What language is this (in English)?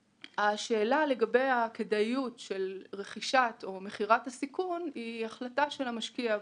Hebrew